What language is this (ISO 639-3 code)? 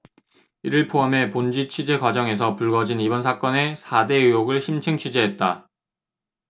kor